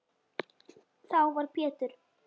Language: Icelandic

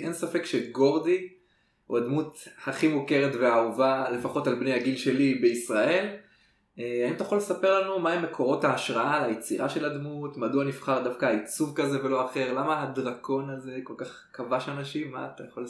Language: Hebrew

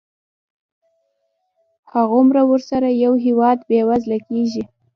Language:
Pashto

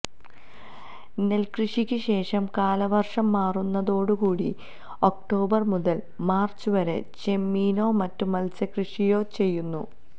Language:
Malayalam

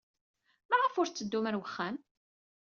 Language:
Kabyle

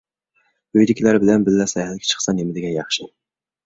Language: Uyghur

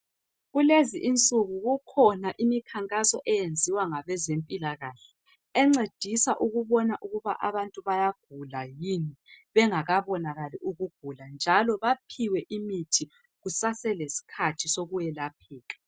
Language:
North Ndebele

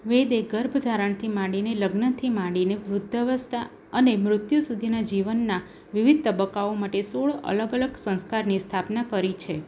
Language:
Gujarati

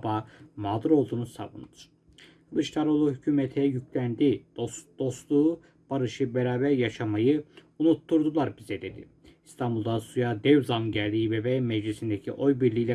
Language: Turkish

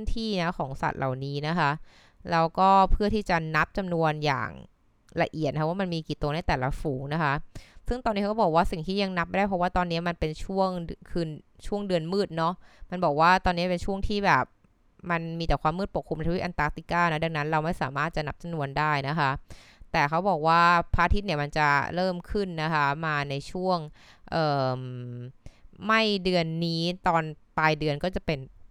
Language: Thai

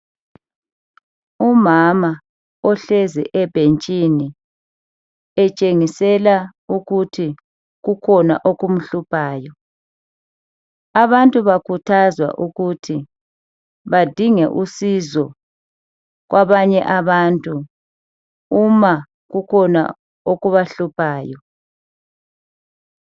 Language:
North Ndebele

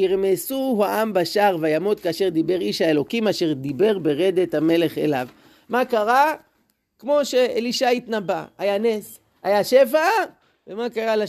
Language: Hebrew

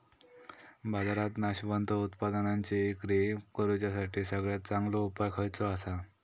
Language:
Marathi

